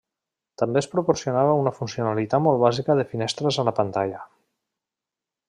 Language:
Catalan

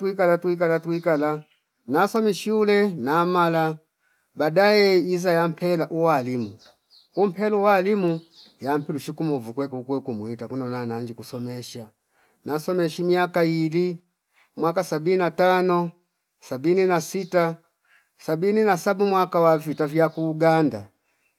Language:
Fipa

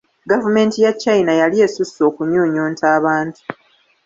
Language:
Ganda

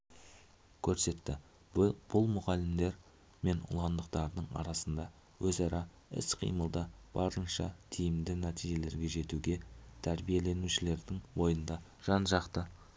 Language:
Kazakh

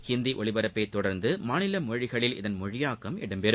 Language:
Tamil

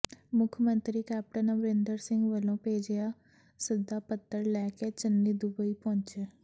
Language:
Punjabi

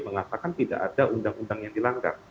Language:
Indonesian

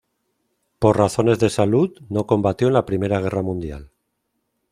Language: Spanish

